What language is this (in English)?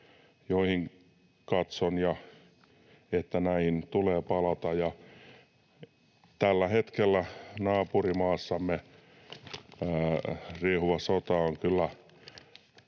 Finnish